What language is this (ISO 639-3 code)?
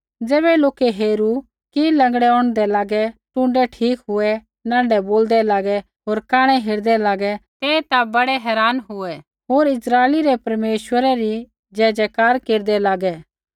kfx